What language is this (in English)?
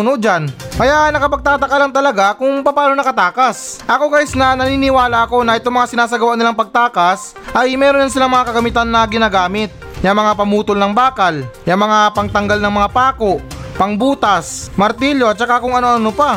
Filipino